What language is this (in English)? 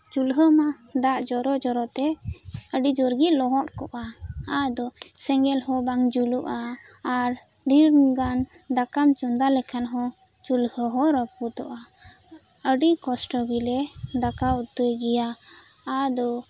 Santali